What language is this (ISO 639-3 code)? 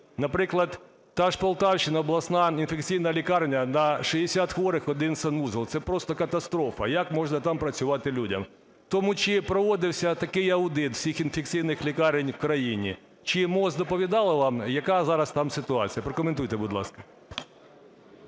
ukr